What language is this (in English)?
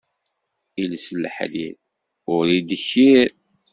Kabyle